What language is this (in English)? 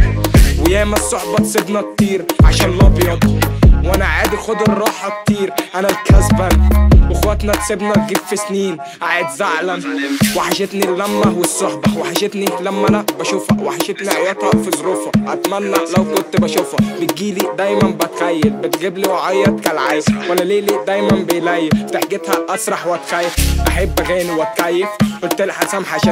Arabic